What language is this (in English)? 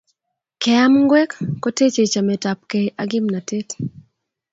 Kalenjin